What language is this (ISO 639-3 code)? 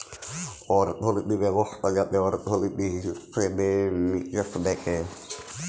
ben